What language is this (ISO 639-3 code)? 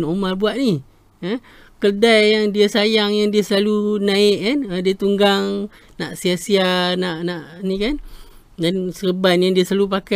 msa